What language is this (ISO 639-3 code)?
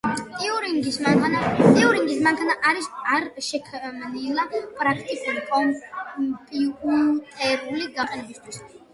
kat